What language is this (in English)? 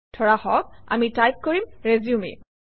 Assamese